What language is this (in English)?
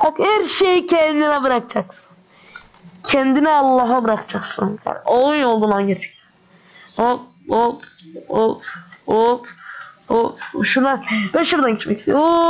Turkish